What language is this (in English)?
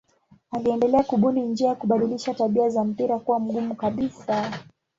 Swahili